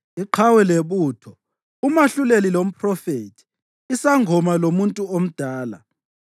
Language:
North Ndebele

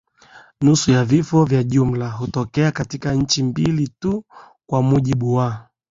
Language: Swahili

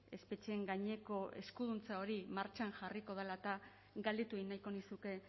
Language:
Basque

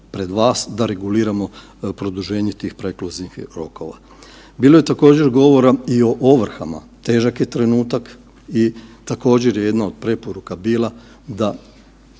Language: Croatian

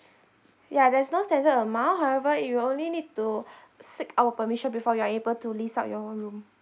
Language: English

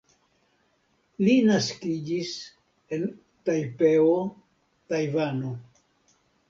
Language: Esperanto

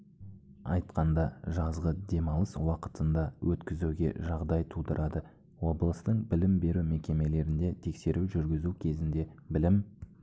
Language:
Kazakh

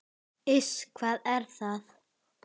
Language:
Icelandic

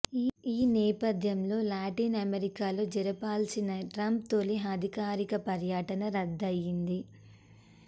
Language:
Telugu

